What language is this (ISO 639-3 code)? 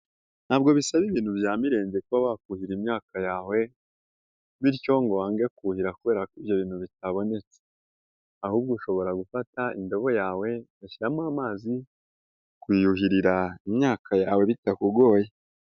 kin